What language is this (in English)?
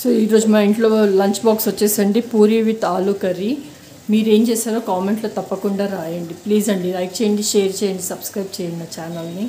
Telugu